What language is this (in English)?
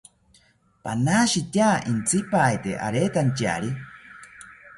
South Ucayali Ashéninka